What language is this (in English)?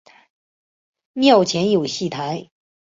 Chinese